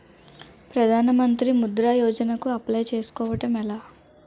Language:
Telugu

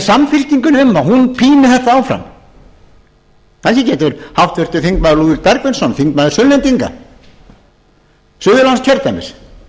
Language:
Icelandic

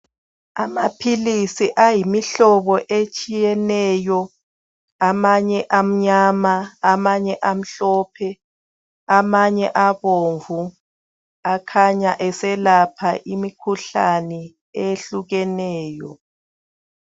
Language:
North Ndebele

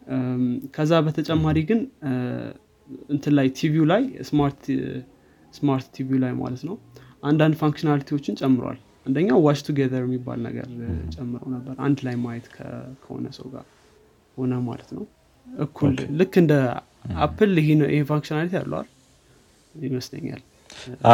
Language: Amharic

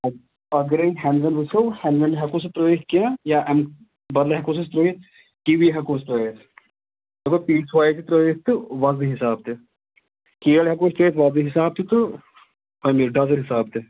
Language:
Kashmiri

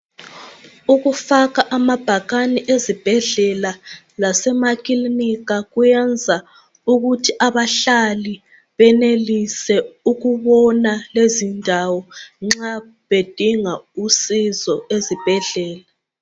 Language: North Ndebele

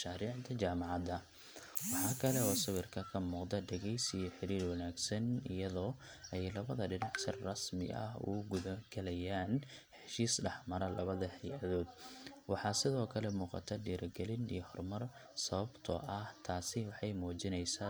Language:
Somali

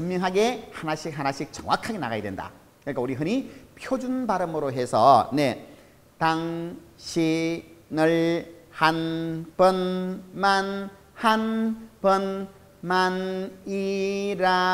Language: Korean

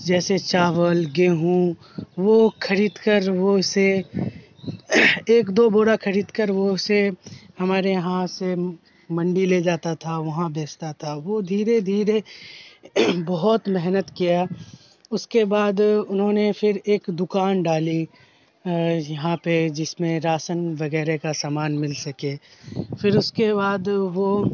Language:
Urdu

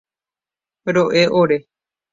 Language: Guarani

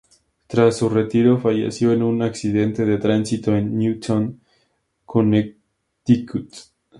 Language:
Spanish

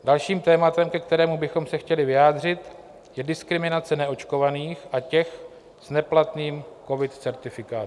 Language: Czech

